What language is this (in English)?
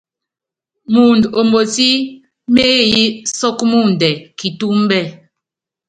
Yangben